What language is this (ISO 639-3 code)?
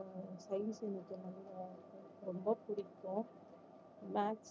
tam